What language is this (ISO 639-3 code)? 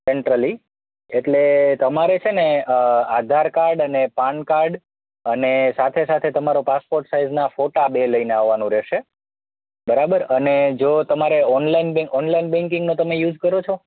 guj